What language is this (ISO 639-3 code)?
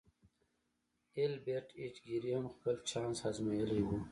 pus